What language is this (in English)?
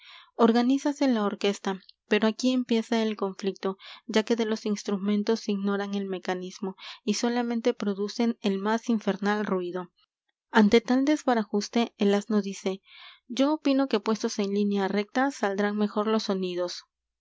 Spanish